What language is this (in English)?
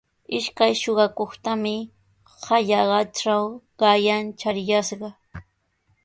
Sihuas Ancash Quechua